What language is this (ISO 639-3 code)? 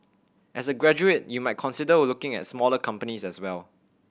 eng